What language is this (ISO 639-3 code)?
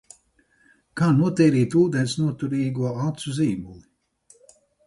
lav